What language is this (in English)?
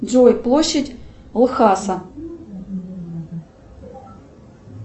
Russian